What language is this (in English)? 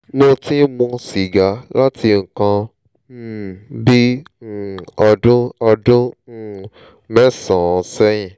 Yoruba